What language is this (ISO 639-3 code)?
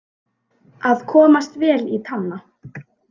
isl